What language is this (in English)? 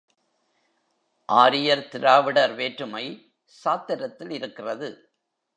Tamil